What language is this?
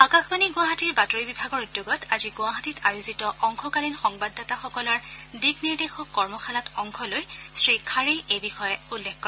Assamese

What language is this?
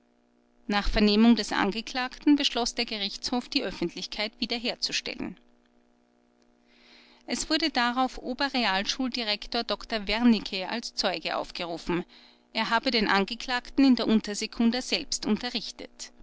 German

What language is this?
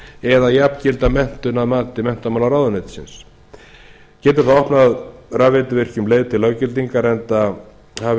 Icelandic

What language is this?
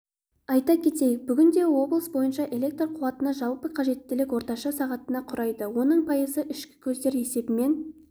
Kazakh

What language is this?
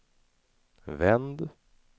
Swedish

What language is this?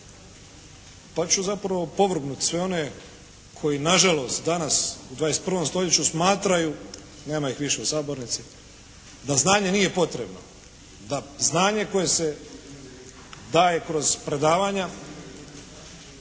Croatian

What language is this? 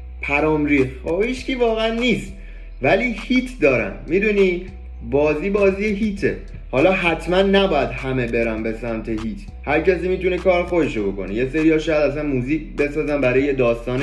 Persian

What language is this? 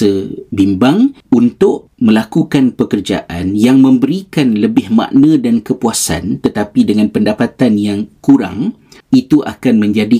Malay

